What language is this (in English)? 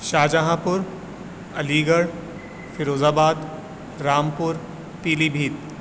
Urdu